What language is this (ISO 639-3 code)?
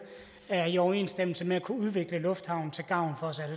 dan